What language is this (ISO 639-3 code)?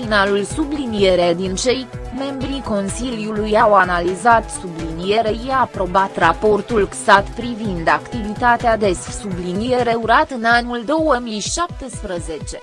ron